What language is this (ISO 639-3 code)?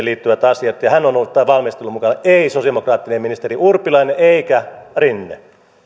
fin